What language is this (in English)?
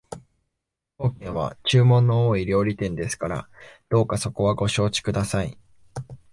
Japanese